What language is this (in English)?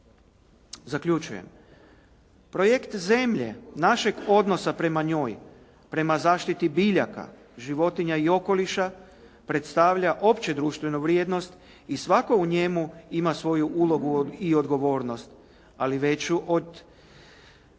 Croatian